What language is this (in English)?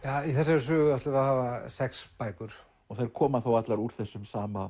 Icelandic